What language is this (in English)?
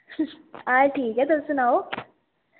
Dogri